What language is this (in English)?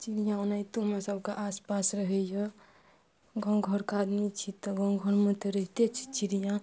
Maithili